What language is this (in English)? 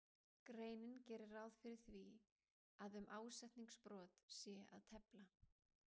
Icelandic